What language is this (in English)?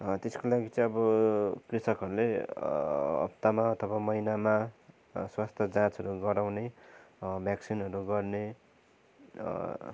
Nepali